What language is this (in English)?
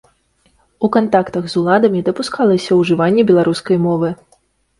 Belarusian